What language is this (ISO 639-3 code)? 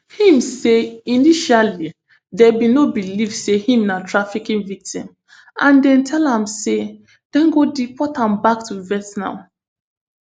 pcm